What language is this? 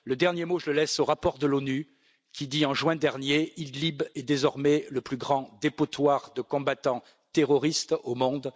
French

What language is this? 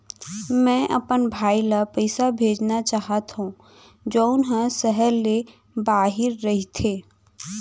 Chhattisgarhi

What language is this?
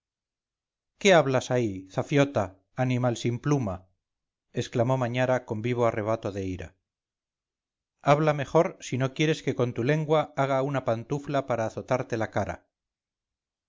Spanish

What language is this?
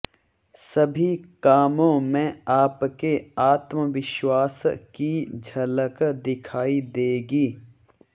Hindi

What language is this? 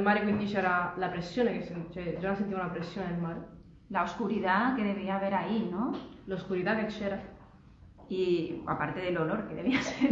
Spanish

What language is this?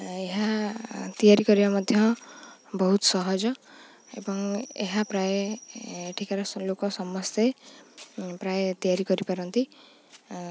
Odia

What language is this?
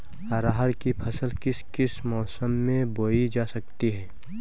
Hindi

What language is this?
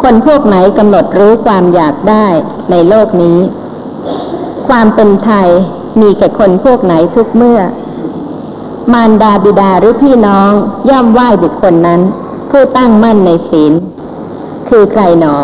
Thai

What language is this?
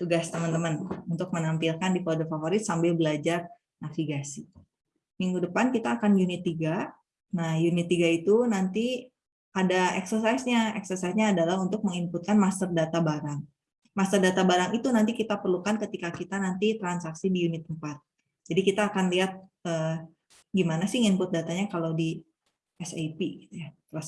Indonesian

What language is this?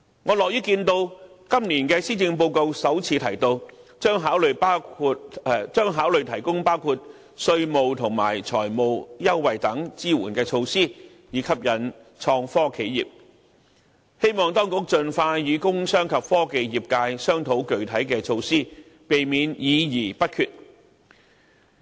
Cantonese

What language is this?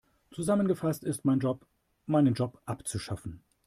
German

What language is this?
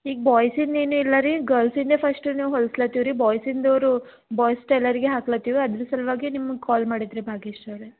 Kannada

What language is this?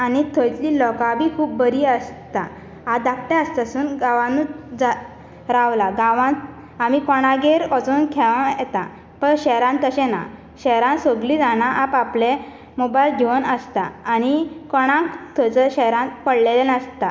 Konkani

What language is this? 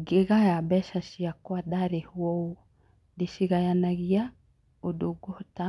Kikuyu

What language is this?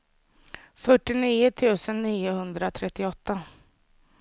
Swedish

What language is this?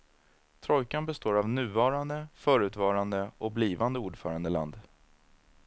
Swedish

